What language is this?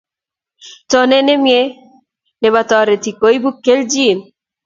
Kalenjin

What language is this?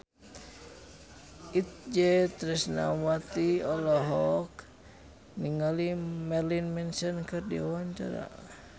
Sundanese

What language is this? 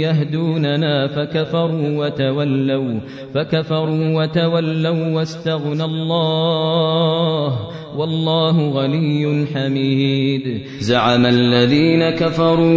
Arabic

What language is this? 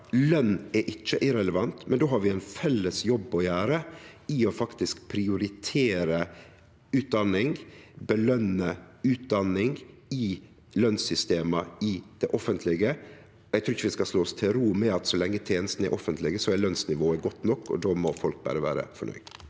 Norwegian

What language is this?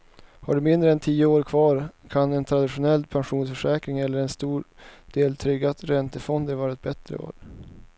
Swedish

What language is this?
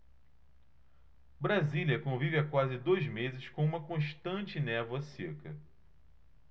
Portuguese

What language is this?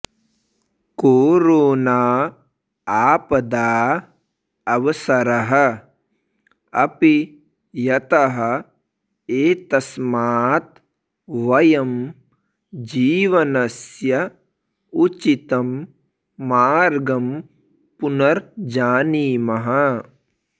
Sanskrit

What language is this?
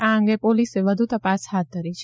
Gujarati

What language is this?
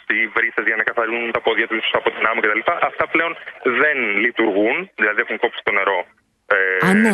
Greek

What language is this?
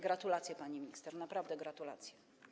Polish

